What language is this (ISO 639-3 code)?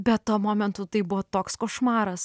lit